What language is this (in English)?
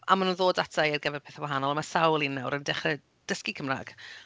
Welsh